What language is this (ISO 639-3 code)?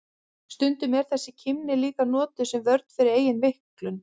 isl